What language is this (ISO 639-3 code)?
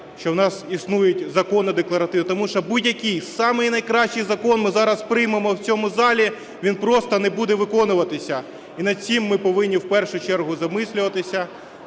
ukr